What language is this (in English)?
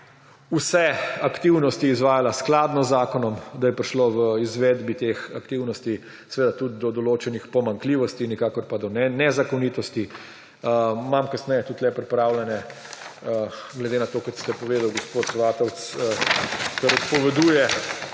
Slovenian